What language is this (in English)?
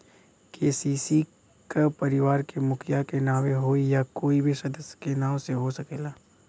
Bhojpuri